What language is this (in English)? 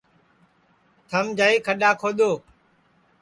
Sansi